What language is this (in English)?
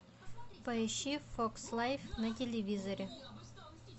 Russian